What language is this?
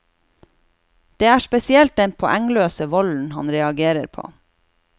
Norwegian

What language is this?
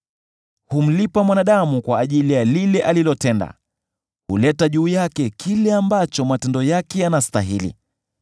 Swahili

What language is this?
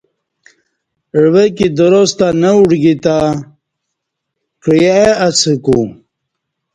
Kati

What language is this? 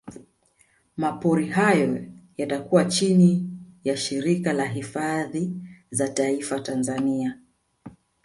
Swahili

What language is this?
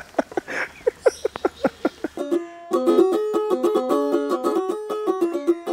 Arabic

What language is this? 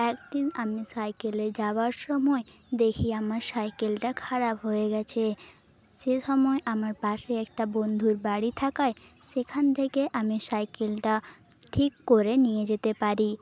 Bangla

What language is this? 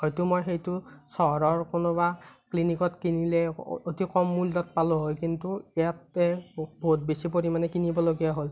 Assamese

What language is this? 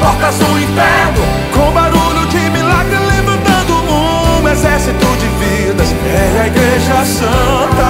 Portuguese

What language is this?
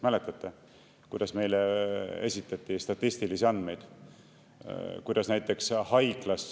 Estonian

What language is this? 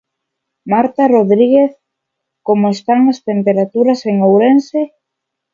Galician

